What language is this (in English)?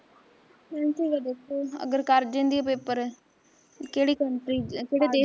Punjabi